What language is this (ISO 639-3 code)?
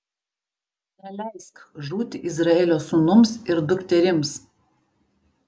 lit